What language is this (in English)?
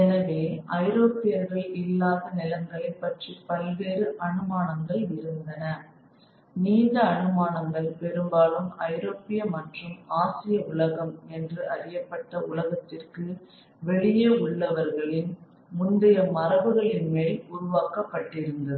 Tamil